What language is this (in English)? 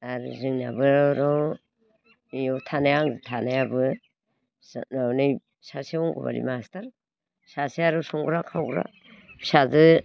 Bodo